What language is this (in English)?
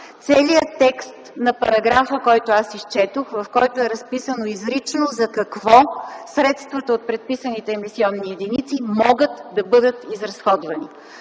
Bulgarian